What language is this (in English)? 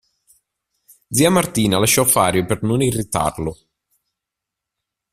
Italian